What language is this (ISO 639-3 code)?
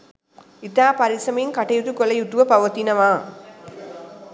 sin